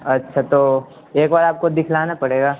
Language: Urdu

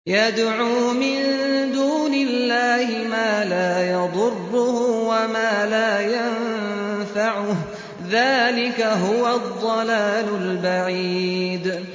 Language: Arabic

